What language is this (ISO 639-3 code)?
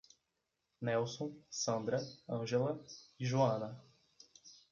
por